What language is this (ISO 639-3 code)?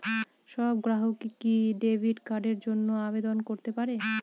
ben